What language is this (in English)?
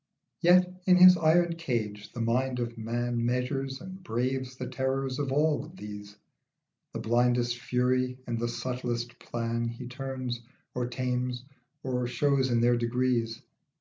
English